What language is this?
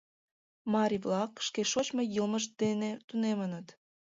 Mari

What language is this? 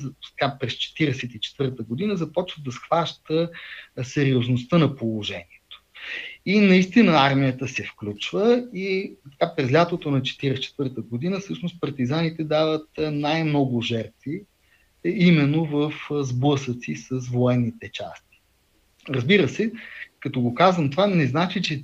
Bulgarian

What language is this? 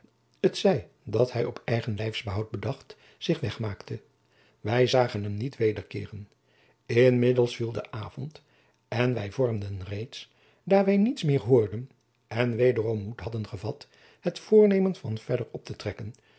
Dutch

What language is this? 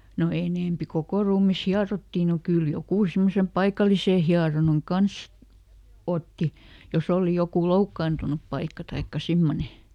Finnish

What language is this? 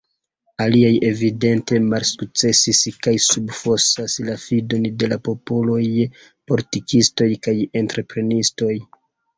Esperanto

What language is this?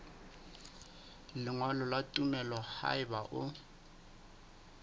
Southern Sotho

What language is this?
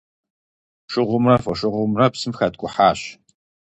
Kabardian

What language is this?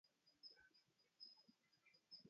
Arabic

